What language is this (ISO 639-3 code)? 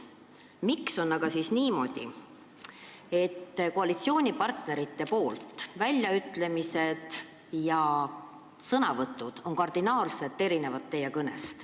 est